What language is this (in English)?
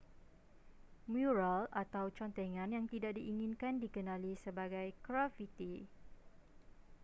Malay